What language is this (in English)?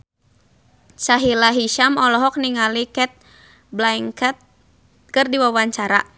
Sundanese